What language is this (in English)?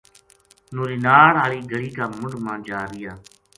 Gujari